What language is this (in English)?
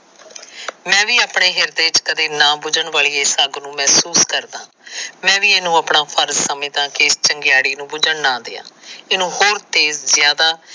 Punjabi